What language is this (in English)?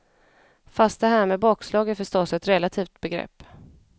Swedish